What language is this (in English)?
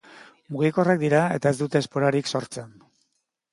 Basque